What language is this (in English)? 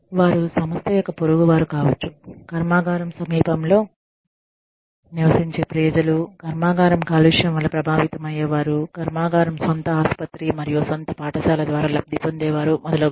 Telugu